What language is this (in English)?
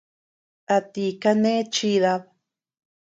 Tepeuxila Cuicatec